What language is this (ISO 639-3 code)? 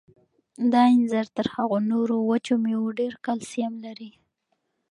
pus